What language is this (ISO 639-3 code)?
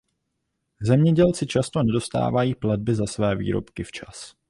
ces